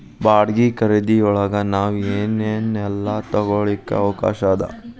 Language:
Kannada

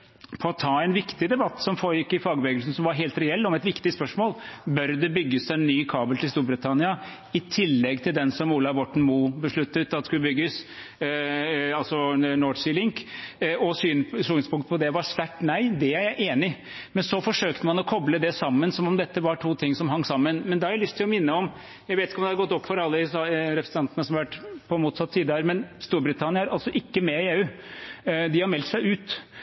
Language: Norwegian Bokmål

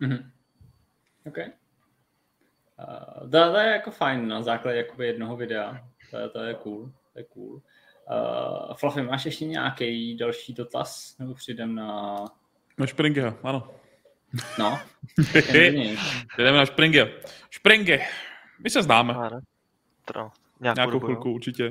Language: Czech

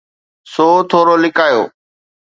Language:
Sindhi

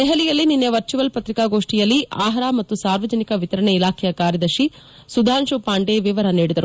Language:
Kannada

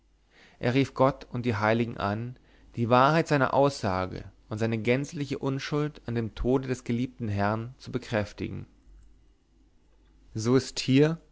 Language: German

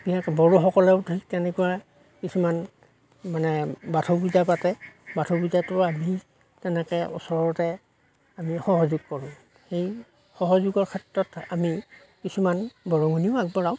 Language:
Assamese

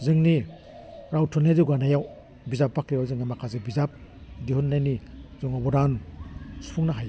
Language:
Bodo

